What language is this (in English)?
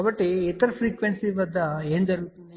Telugu